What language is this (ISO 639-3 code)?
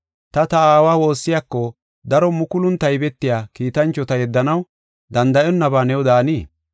gof